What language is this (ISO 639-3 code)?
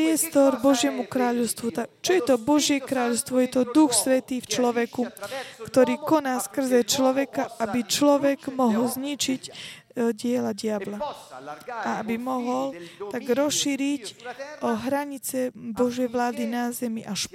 slk